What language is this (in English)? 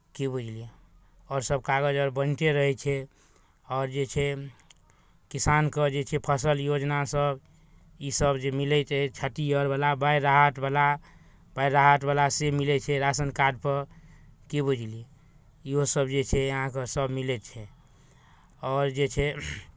Maithili